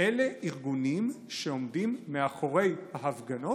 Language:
Hebrew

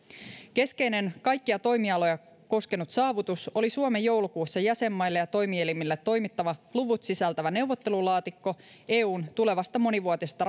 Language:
Finnish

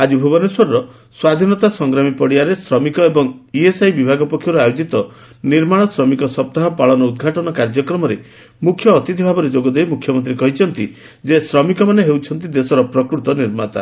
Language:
Odia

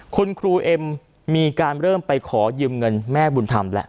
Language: Thai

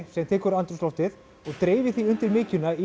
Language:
Icelandic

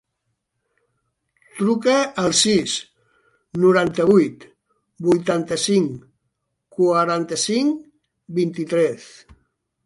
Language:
Catalan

